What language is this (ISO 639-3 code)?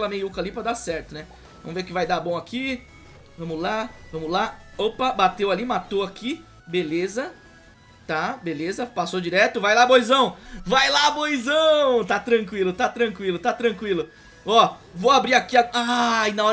por